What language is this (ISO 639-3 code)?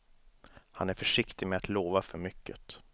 swe